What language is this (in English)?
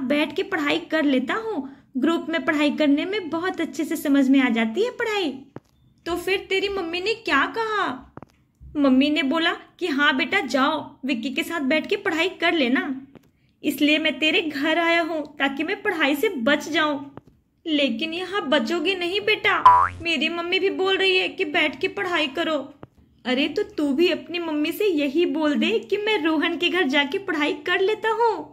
Hindi